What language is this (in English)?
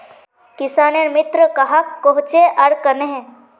Magahi